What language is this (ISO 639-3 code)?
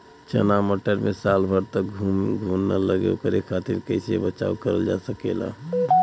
bho